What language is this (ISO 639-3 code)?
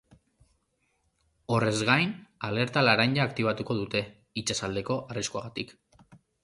eus